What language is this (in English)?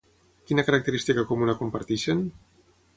Catalan